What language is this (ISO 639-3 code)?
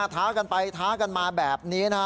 tha